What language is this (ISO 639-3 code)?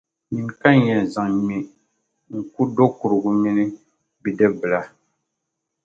dag